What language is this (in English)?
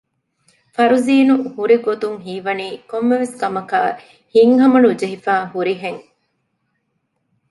Divehi